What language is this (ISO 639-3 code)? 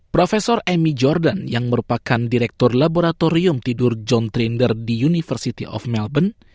ind